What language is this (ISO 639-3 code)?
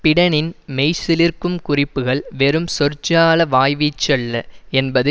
tam